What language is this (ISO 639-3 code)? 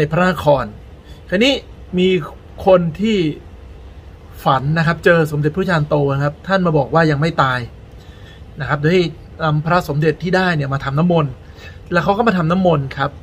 tha